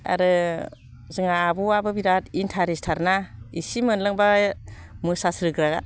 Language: Bodo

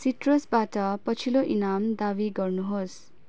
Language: Nepali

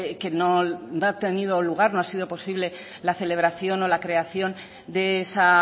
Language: Spanish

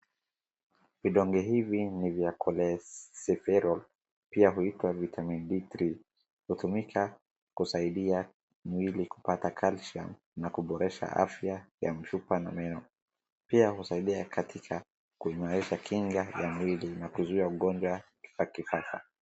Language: Swahili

